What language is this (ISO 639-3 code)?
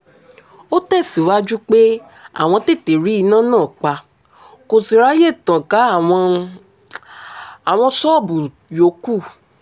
yor